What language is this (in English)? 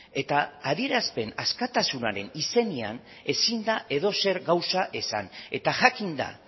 Basque